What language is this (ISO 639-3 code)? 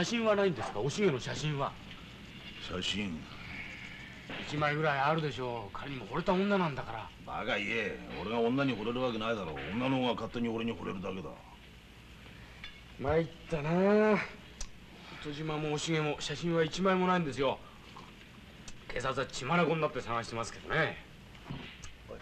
jpn